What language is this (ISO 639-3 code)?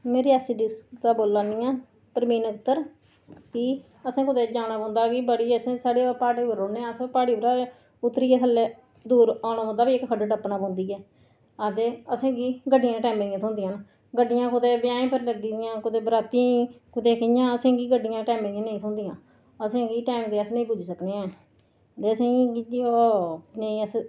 doi